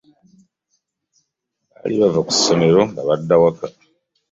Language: Ganda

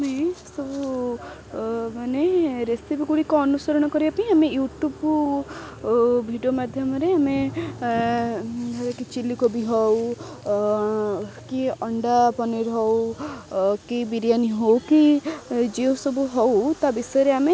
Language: Odia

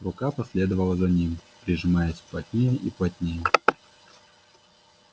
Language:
Russian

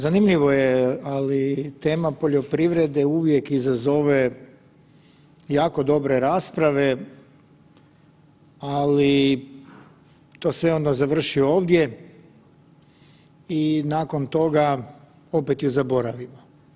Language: Croatian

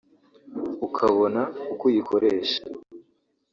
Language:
Kinyarwanda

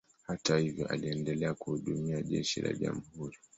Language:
Swahili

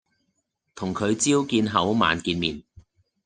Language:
Cantonese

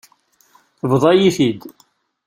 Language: Kabyle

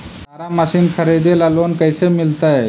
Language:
Magahi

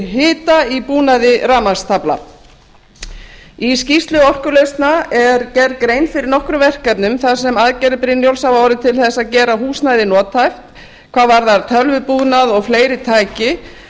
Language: Icelandic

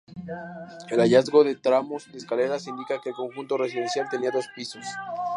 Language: Spanish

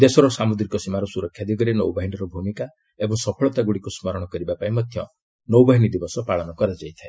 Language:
Odia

